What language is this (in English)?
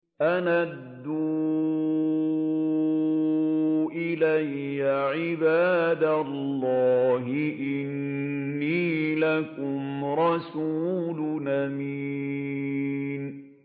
Arabic